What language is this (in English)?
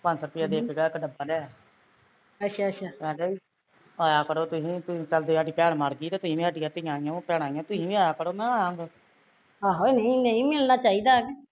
Punjabi